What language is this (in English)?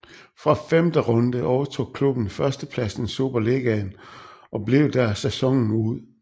Danish